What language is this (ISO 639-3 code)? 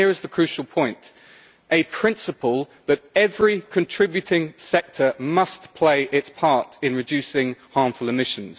eng